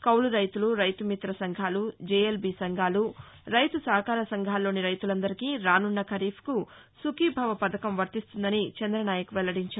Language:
Telugu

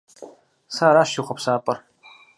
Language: Kabardian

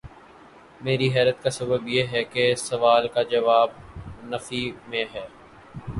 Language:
Urdu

